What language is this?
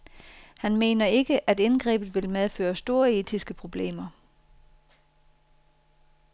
Danish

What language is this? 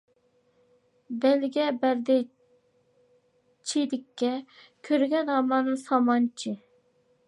Uyghur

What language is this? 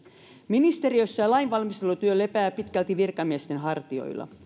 Finnish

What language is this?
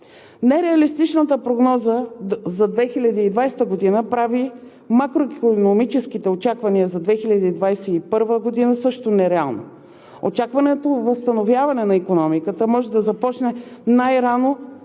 Bulgarian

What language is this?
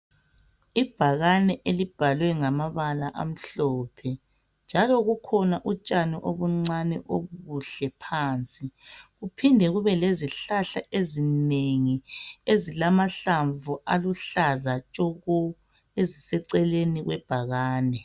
North Ndebele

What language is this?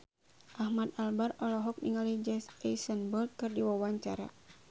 Sundanese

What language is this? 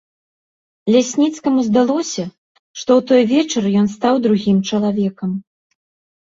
Belarusian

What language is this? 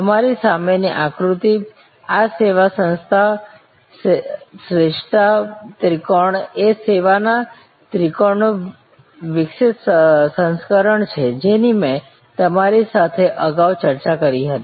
Gujarati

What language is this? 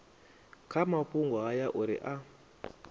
Venda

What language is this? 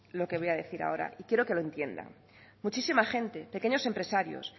Spanish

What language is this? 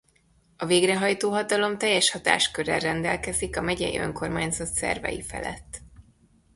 Hungarian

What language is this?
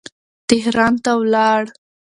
Pashto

